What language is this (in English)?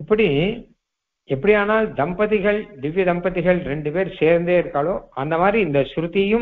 Hindi